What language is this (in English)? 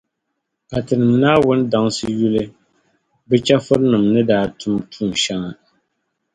Dagbani